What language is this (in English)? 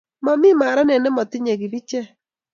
Kalenjin